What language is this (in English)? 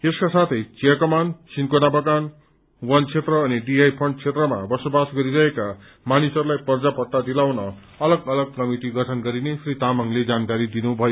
Nepali